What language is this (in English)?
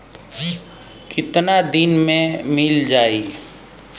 Bhojpuri